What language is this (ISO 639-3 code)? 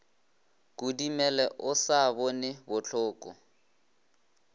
nso